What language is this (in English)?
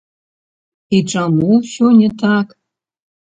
Belarusian